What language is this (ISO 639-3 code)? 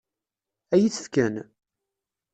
kab